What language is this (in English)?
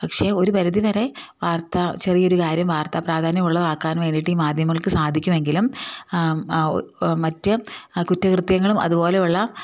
Malayalam